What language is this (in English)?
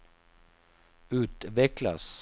Swedish